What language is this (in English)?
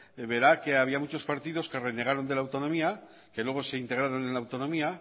Spanish